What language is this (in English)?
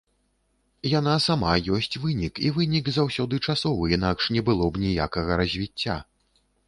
Belarusian